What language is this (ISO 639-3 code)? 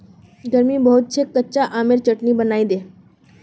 mag